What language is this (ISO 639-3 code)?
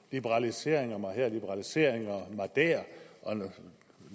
dan